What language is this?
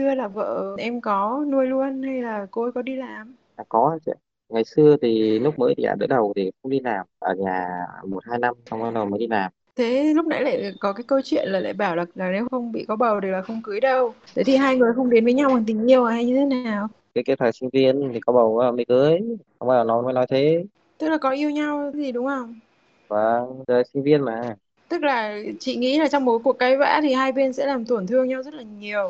Vietnamese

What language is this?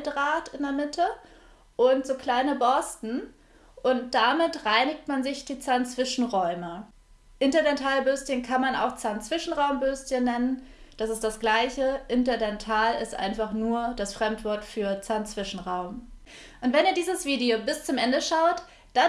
German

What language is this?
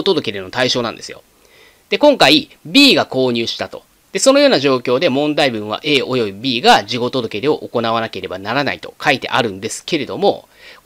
Japanese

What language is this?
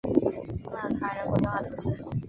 Chinese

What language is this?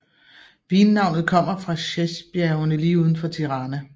Danish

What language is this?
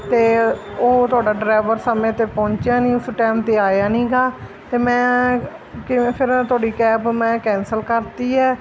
Punjabi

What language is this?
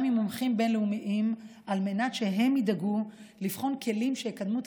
Hebrew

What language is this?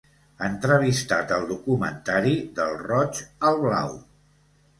Catalan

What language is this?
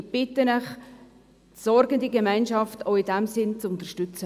Swiss German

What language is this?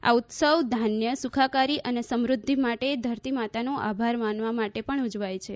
Gujarati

